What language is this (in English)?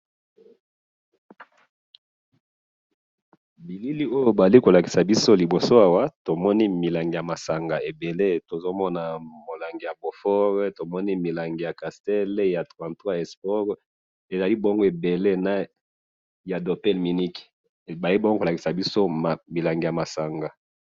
Lingala